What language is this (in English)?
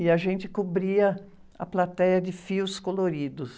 Portuguese